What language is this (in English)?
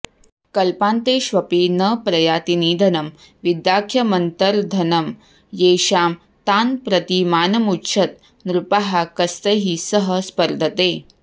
Sanskrit